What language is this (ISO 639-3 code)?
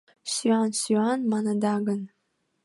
chm